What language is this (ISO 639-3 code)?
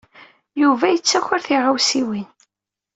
kab